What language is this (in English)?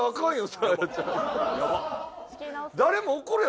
Japanese